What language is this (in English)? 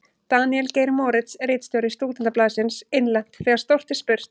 Icelandic